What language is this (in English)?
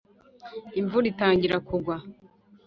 Kinyarwanda